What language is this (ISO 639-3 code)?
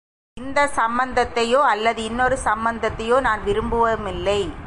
tam